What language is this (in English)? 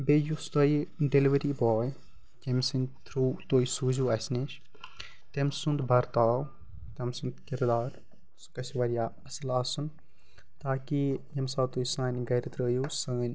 Kashmiri